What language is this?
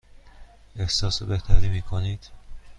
Persian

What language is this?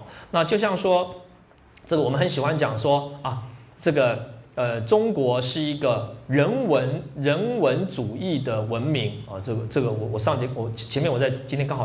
Chinese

